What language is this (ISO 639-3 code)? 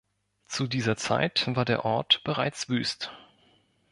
deu